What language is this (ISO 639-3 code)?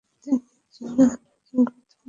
ben